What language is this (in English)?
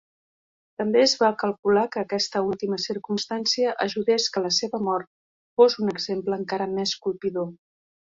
Catalan